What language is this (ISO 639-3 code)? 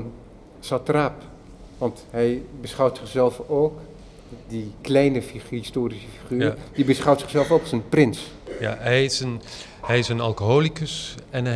nld